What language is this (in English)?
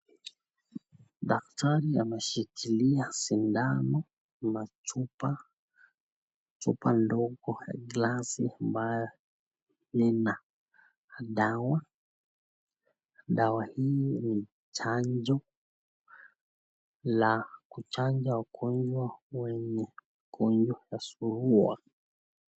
Swahili